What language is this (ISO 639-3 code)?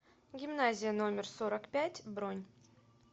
rus